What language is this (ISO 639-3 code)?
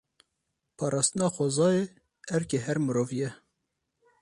kur